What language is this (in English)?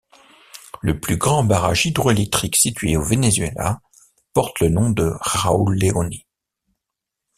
French